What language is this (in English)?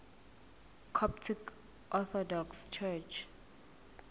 Zulu